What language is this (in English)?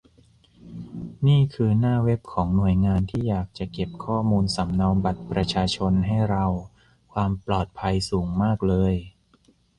Thai